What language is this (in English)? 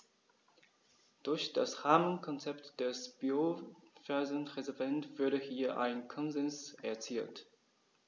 German